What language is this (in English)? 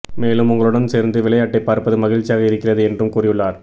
Tamil